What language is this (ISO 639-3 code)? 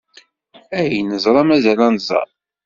kab